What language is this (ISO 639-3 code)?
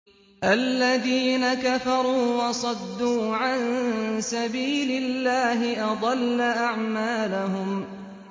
ara